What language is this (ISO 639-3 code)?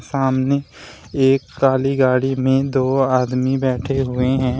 hin